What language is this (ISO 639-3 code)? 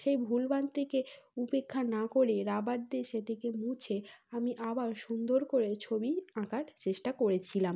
ben